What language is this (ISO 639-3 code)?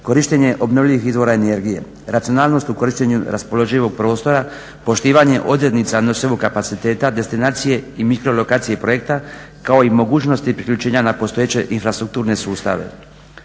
hrv